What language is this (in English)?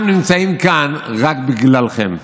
Hebrew